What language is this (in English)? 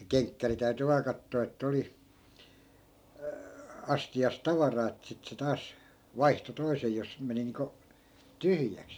Finnish